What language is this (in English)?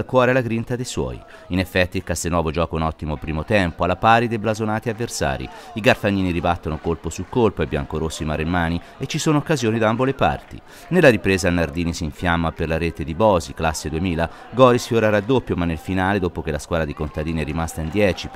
Italian